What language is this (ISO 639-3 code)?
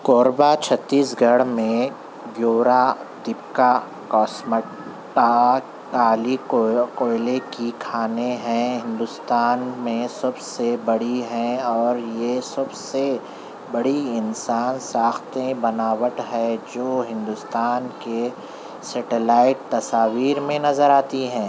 urd